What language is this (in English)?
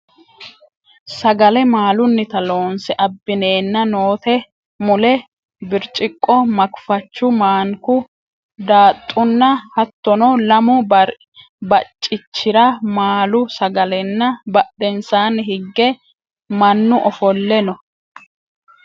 Sidamo